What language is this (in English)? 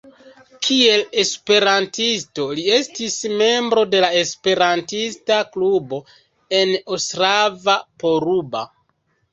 Esperanto